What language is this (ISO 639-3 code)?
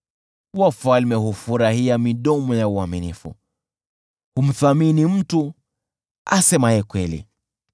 swa